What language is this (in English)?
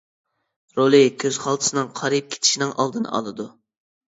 Uyghur